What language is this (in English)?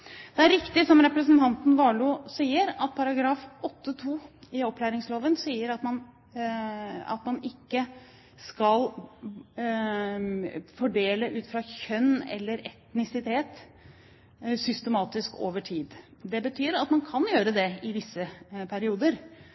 Norwegian Bokmål